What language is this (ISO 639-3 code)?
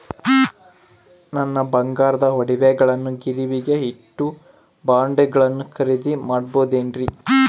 kan